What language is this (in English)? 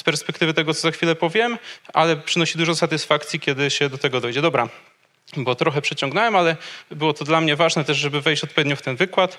Polish